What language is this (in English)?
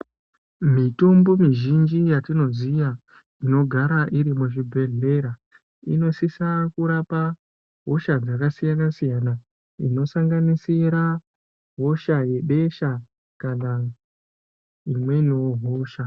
Ndau